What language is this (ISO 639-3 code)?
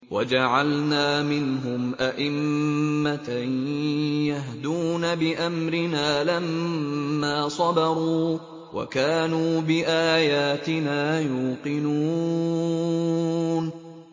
ara